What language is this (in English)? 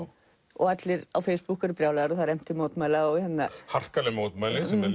Icelandic